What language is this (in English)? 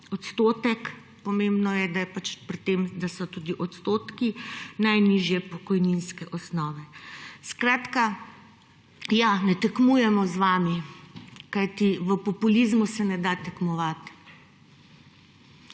Slovenian